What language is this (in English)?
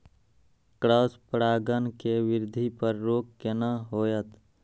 Maithili